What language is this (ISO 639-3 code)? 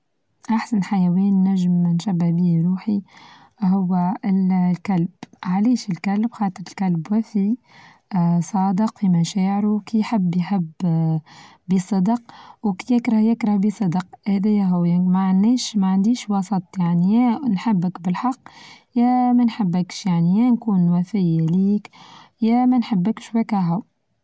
aeb